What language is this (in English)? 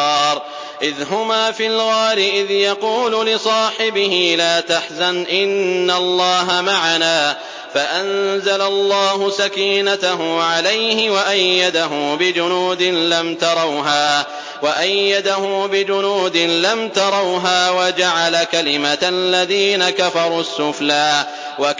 Arabic